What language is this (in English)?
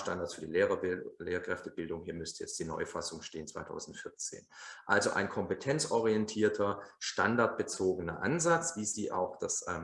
German